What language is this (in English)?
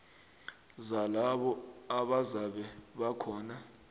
South Ndebele